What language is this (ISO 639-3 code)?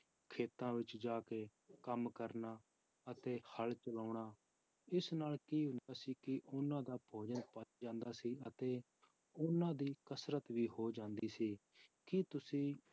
pan